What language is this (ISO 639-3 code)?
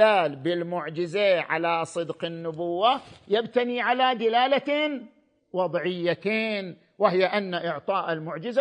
ara